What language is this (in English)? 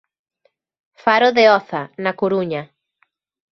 Galician